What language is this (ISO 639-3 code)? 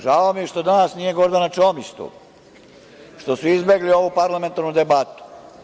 srp